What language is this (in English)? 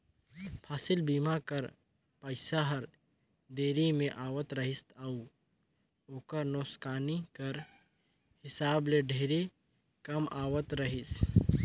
Chhattisgarhi